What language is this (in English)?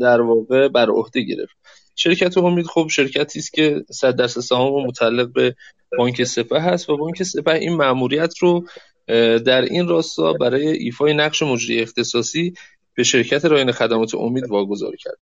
Persian